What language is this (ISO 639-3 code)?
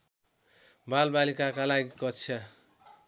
nep